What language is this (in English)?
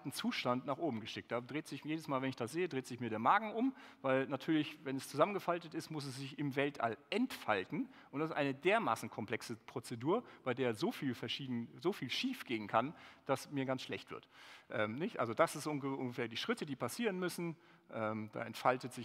German